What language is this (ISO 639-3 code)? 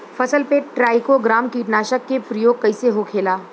bho